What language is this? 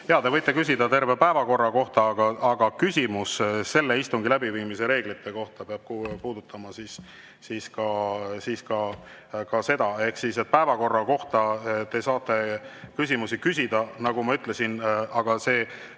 Estonian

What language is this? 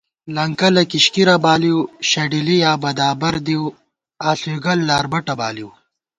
Gawar-Bati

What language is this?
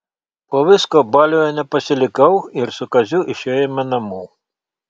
Lithuanian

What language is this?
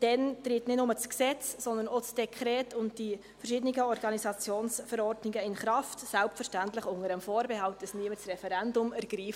Swiss German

